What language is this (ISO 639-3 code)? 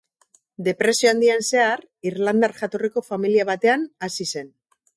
eus